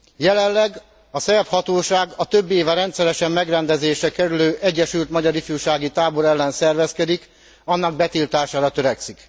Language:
Hungarian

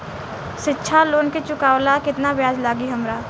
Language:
Bhojpuri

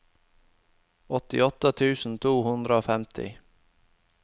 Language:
Norwegian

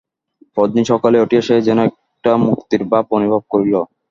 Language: Bangla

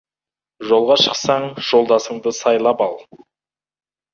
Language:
Kazakh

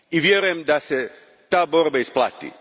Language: Croatian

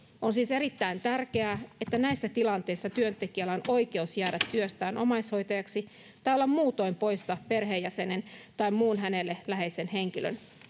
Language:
Finnish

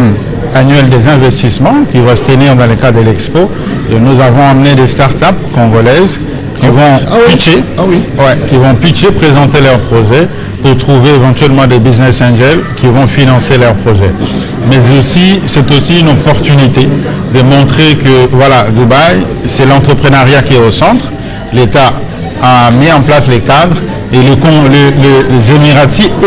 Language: French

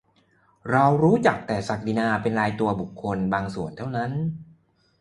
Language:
Thai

